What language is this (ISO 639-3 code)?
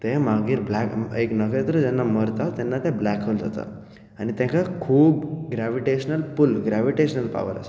kok